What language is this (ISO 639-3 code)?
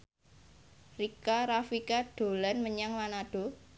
jav